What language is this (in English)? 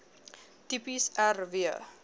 Afrikaans